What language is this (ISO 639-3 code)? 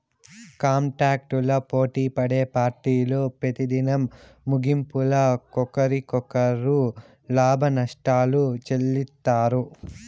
tel